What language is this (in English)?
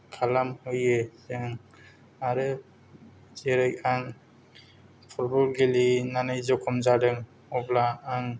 Bodo